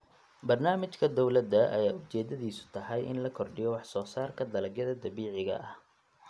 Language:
Somali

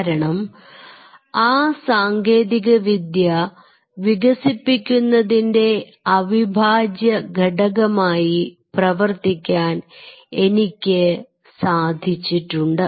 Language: Malayalam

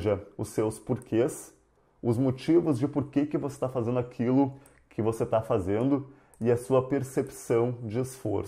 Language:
Portuguese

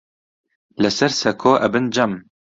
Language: Central Kurdish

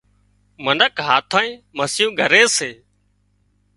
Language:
Wadiyara Koli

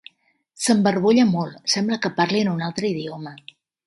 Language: Catalan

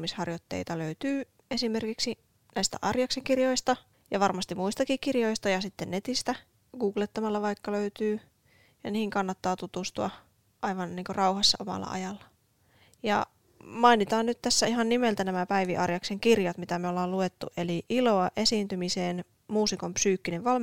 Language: Finnish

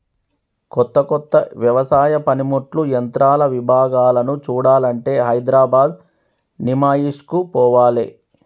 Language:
Telugu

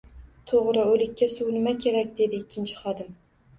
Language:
Uzbek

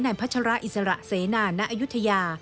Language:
Thai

